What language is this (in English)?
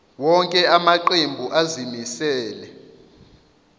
Zulu